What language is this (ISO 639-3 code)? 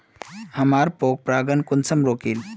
mag